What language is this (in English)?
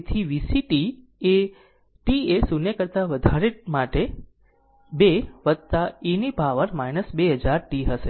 Gujarati